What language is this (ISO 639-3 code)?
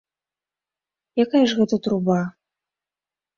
bel